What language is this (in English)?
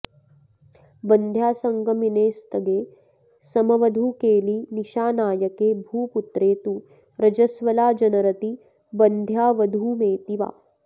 Sanskrit